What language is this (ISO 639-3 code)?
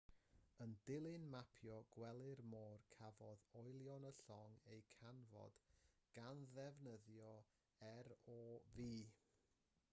cym